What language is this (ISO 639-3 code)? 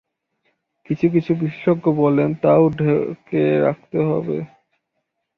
ben